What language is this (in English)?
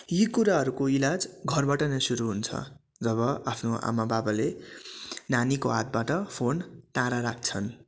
Nepali